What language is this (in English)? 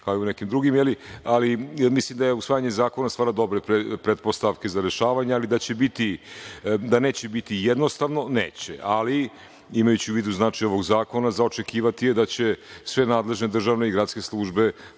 Serbian